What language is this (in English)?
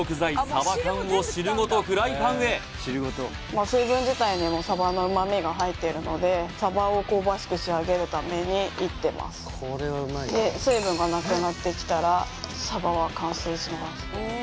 Japanese